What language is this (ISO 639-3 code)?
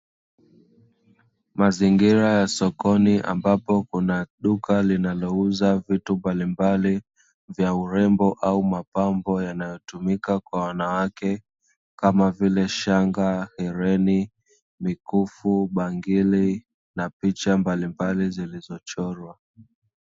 swa